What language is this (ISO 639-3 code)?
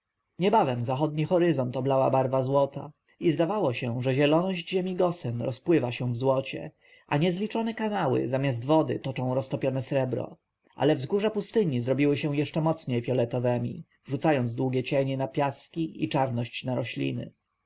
pol